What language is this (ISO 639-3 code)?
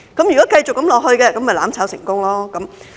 yue